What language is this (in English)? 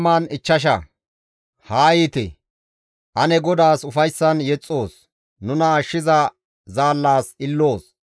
Gamo